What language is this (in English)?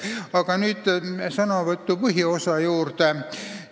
Estonian